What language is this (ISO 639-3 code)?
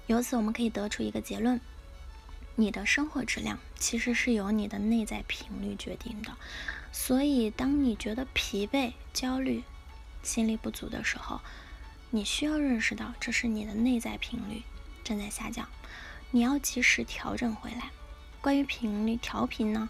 zho